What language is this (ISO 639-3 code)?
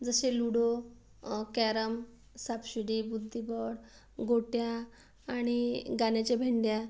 mar